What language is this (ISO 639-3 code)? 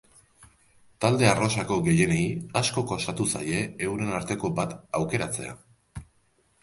eus